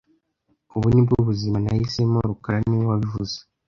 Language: Kinyarwanda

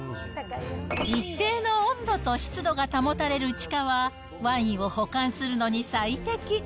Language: Japanese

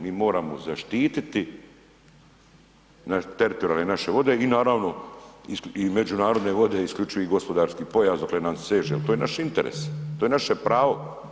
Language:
Croatian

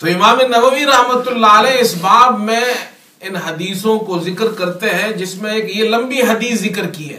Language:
Urdu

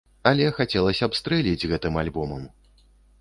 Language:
Belarusian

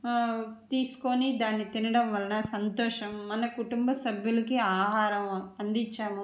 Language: Telugu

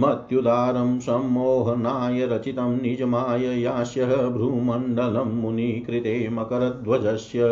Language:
Hindi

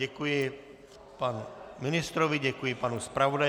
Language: Czech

